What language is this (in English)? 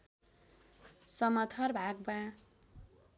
Nepali